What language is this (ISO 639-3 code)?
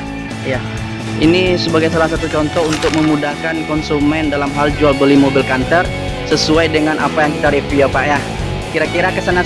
ind